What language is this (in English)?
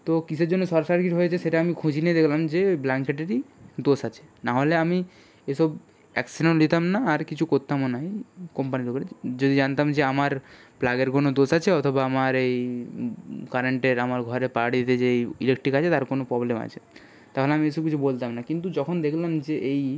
Bangla